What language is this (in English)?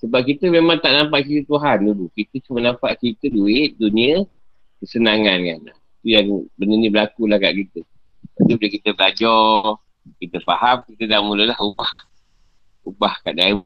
Malay